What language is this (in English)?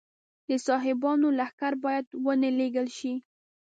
Pashto